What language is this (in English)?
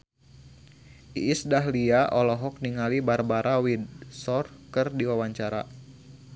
Sundanese